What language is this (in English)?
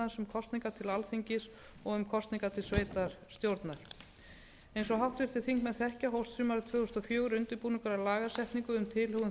Icelandic